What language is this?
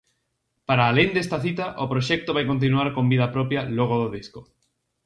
Galician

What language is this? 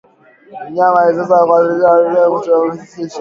Swahili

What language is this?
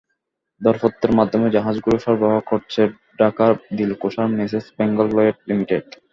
Bangla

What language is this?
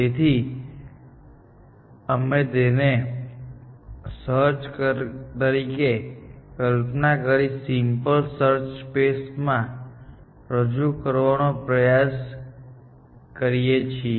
Gujarati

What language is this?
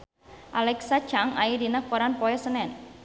Sundanese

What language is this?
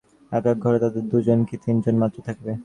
Bangla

